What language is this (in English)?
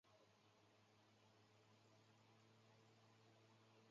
Chinese